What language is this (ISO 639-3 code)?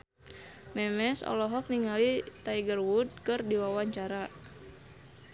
sun